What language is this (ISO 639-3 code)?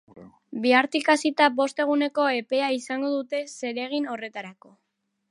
eus